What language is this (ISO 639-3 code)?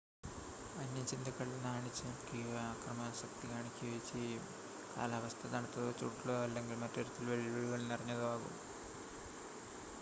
mal